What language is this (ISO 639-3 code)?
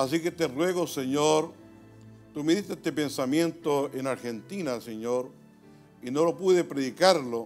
spa